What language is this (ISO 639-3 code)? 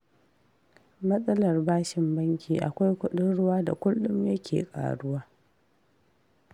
hau